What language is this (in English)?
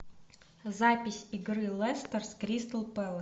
Russian